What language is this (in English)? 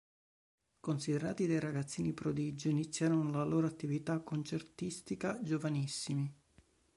Italian